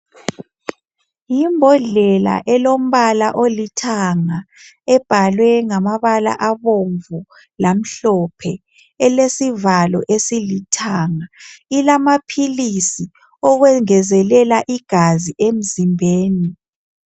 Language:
North Ndebele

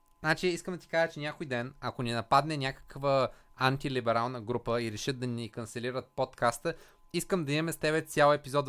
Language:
Bulgarian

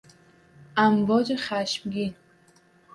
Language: Persian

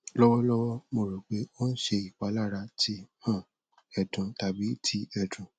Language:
Yoruba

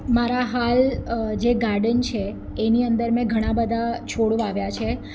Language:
Gujarati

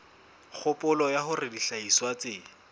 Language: Southern Sotho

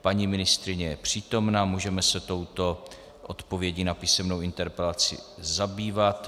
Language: Czech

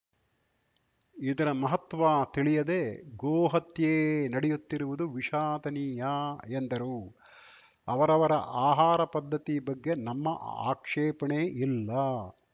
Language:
Kannada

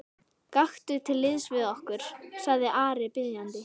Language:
Icelandic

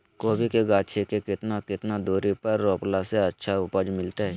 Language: Magahi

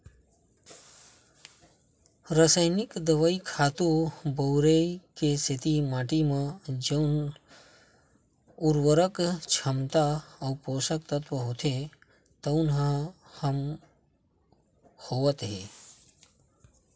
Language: Chhattisgarhi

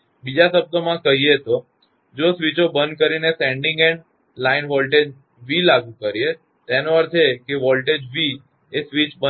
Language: Gujarati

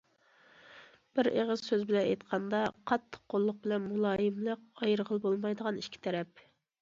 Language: Uyghur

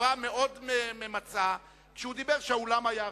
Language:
Hebrew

